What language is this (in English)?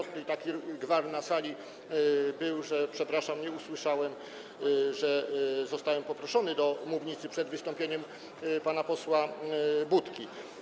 Polish